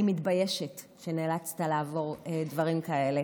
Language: Hebrew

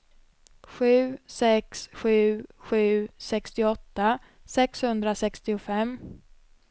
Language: Swedish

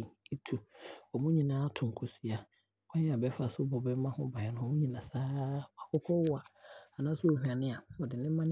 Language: Abron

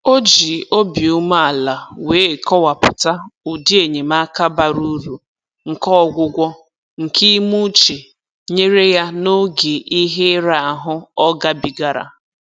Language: Igbo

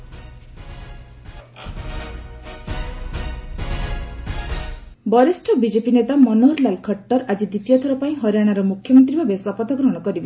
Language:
Odia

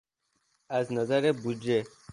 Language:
Persian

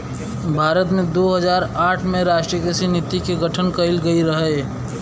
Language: Bhojpuri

